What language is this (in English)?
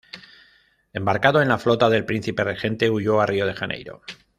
Spanish